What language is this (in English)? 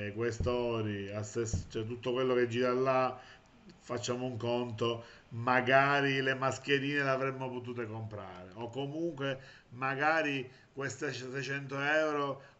Italian